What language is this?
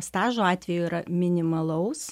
Lithuanian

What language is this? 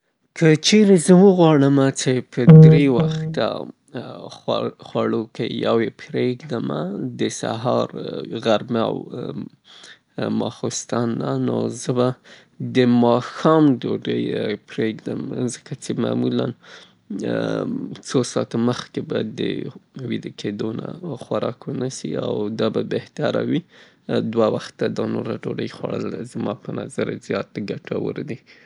Southern Pashto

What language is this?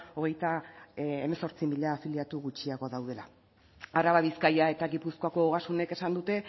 Basque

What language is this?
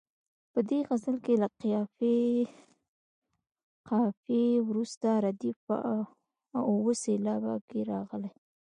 Pashto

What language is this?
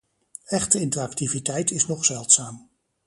Dutch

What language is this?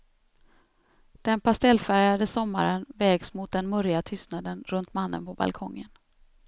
Swedish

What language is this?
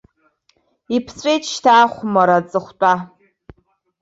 Abkhazian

